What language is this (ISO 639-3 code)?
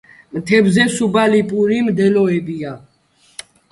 kat